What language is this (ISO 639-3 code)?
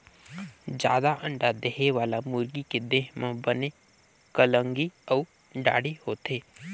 hne